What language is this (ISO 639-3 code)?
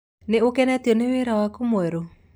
kik